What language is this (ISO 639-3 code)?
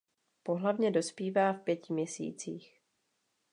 ces